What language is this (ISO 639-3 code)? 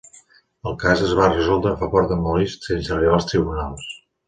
cat